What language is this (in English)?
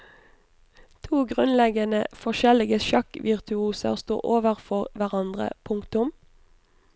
Norwegian